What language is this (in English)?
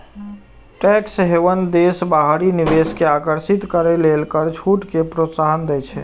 Maithili